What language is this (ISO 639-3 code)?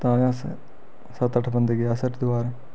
doi